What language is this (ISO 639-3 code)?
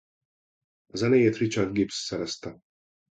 hun